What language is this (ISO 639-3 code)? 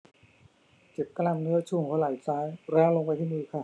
tha